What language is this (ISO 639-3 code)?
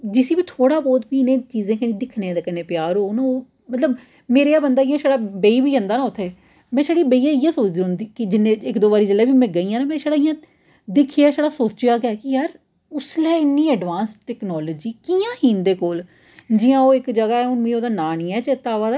doi